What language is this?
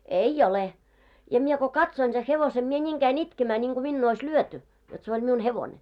Finnish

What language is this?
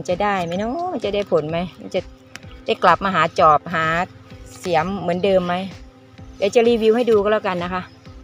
Thai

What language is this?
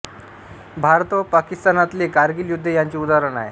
Marathi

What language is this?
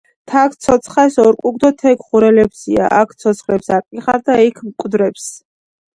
Georgian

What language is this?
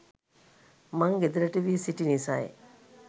Sinhala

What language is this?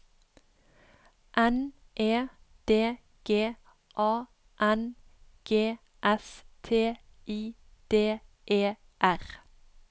Norwegian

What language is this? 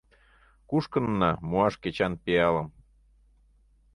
Mari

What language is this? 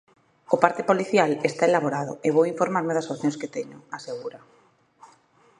Galician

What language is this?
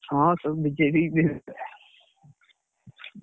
Odia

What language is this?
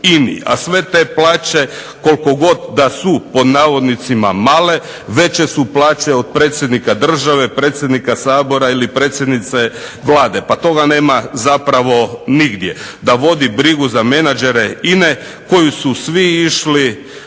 Croatian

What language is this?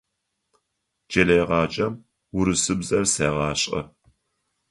Adyghe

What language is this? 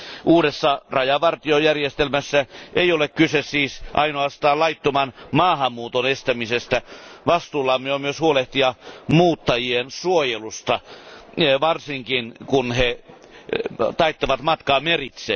Finnish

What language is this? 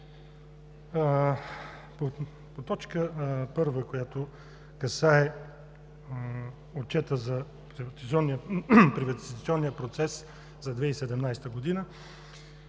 Bulgarian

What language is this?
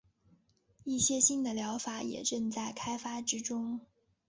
Chinese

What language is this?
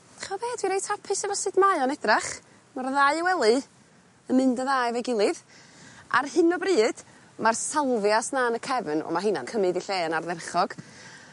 Welsh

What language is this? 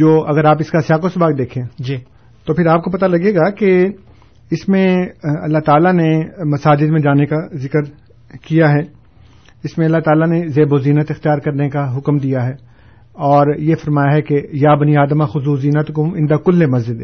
Urdu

